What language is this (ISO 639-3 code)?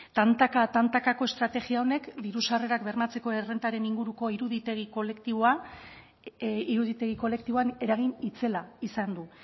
eus